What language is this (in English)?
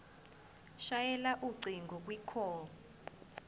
Zulu